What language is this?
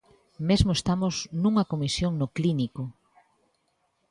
Galician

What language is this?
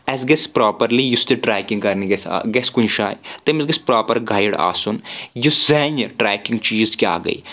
Kashmiri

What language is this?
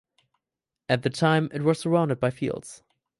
English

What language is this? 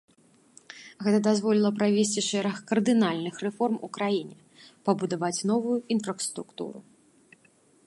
Belarusian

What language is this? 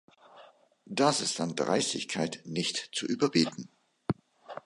German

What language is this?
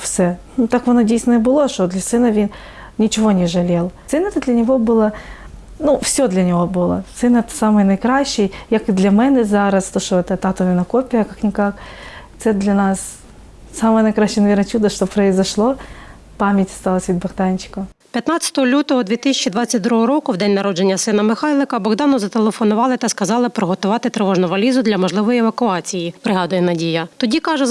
Ukrainian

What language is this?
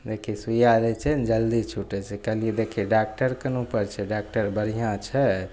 Maithili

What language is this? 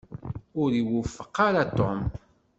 Kabyle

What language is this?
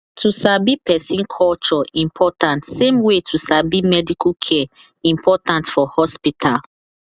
Nigerian Pidgin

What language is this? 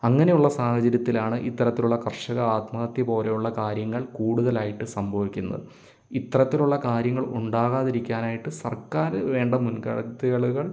Malayalam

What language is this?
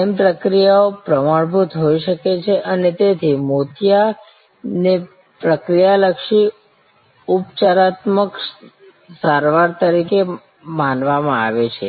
Gujarati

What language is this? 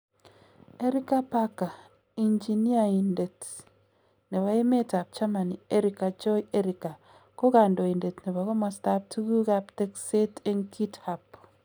Kalenjin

